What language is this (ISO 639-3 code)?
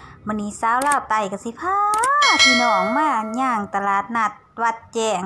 tha